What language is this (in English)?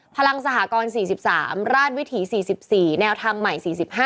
Thai